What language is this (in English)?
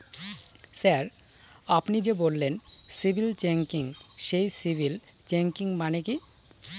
Bangla